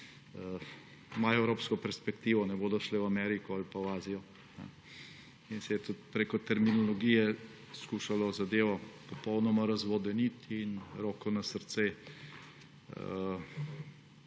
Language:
Slovenian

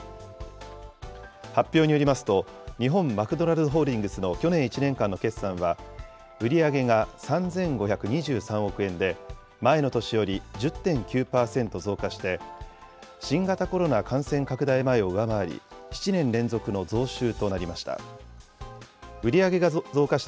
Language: Japanese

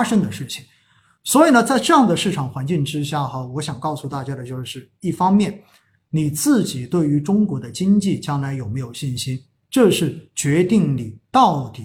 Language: Chinese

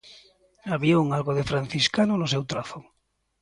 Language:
Galician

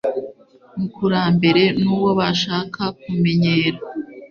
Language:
Kinyarwanda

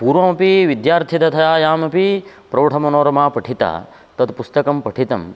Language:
Sanskrit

